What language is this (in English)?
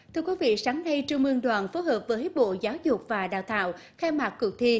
Vietnamese